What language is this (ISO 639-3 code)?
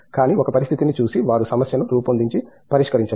tel